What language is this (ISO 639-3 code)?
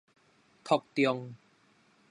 nan